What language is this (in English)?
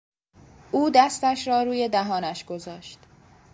Persian